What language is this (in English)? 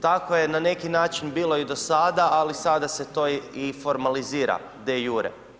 Croatian